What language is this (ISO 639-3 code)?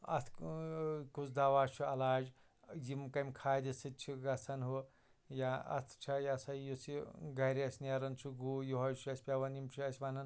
kas